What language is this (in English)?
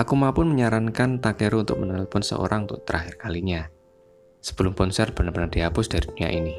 Indonesian